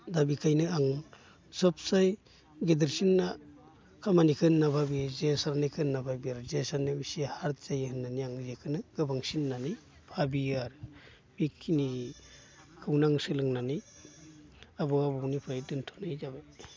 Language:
Bodo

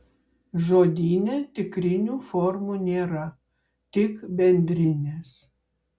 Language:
Lithuanian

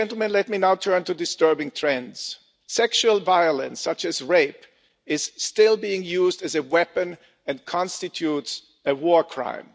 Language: English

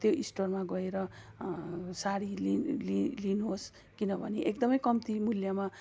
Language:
Nepali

